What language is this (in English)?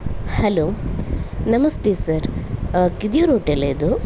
Kannada